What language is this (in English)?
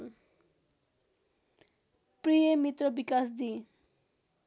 Nepali